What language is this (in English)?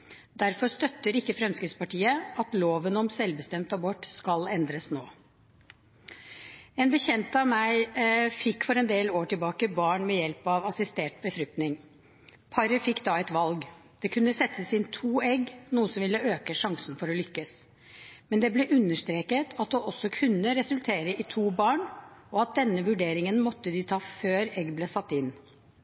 Norwegian Bokmål